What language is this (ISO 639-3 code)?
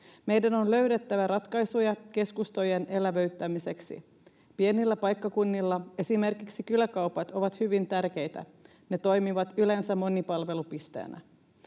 fin